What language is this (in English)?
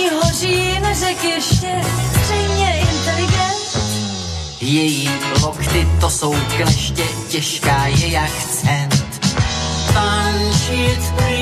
Slovak